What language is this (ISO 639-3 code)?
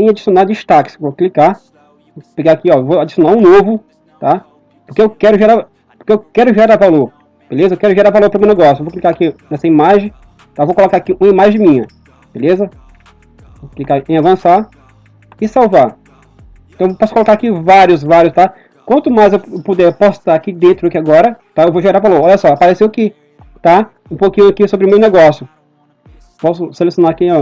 por